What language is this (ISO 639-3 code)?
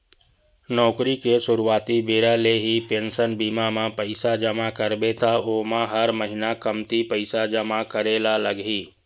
hne